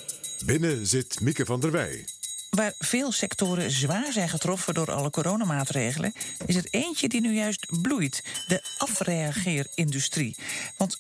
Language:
Dutch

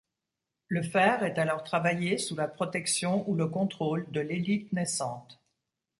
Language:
French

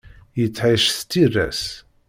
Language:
Kabyle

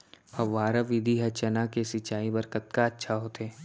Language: Chhattisgarhi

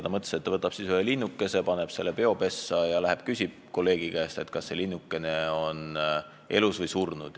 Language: Estonian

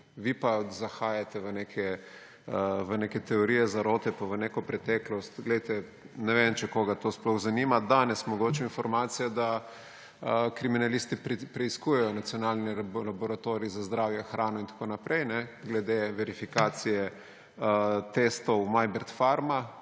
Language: Slovenian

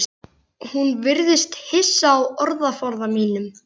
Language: Icelandic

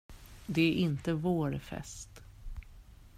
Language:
Swedish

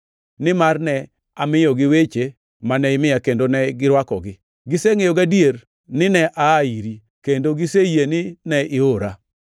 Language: Luo (Kenya and Tanzania)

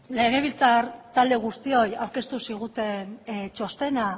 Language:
Basque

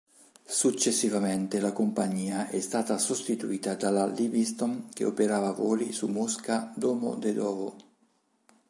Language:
Italian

